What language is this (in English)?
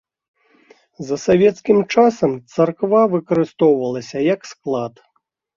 Belarusian